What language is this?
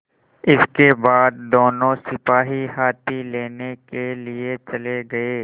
Hindi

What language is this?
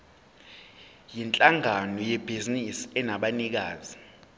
Zulu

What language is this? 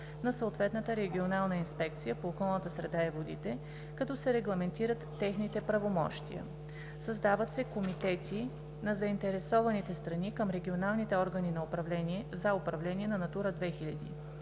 Bulgarian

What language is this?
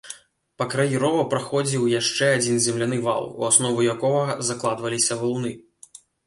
Belarusian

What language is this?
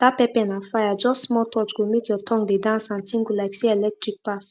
Nigerian Pidgin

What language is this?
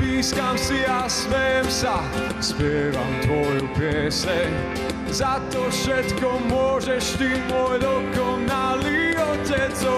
Slovak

